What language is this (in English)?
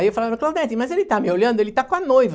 Portuguese